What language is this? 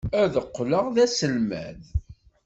Kabyle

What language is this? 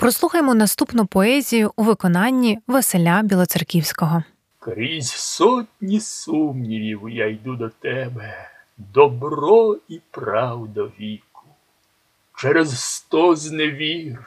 Ukrainian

